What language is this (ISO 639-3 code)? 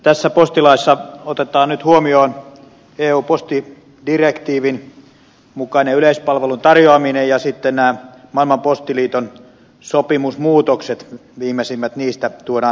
fin